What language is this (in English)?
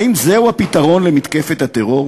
Hebrew